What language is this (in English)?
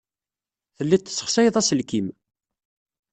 Kabyle